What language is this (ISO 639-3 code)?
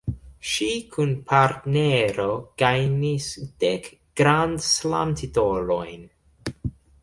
epo